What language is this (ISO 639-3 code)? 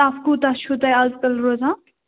kas